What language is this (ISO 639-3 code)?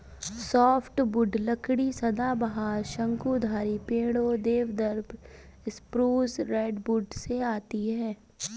hin